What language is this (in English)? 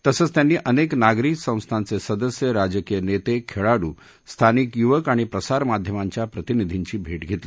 Marathi